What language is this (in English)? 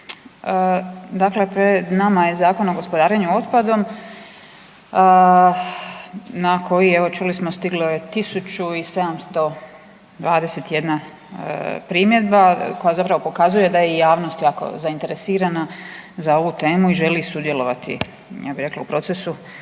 Croatian